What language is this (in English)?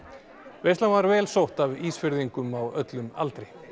Icelandic